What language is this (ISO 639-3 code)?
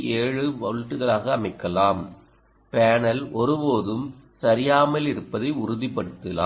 tam